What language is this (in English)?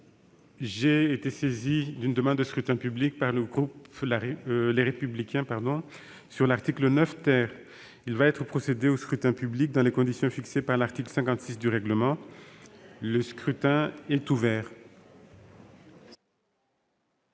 French